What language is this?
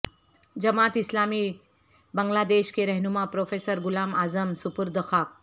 Urdu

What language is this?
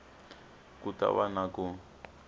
Tsonga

